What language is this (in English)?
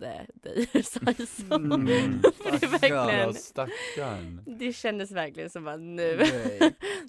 Swedish